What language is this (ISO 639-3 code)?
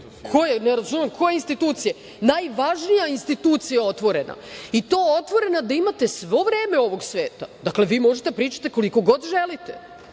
srp